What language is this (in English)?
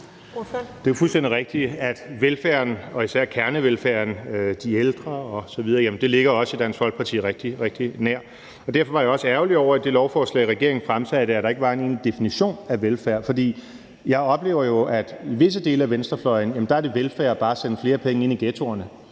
Danish